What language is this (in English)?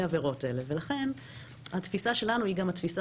Hebrew